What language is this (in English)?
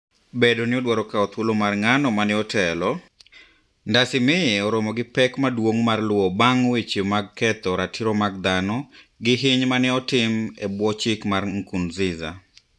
Luo (Kenya and Tanzania)